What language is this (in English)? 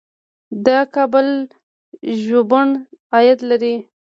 Pashto